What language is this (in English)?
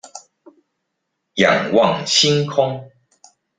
Chinese